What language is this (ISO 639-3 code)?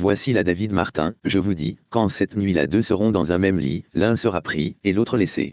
fra